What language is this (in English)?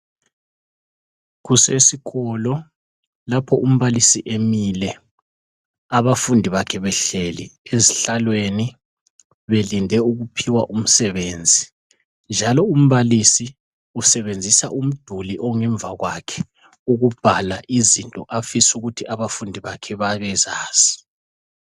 North Ndebele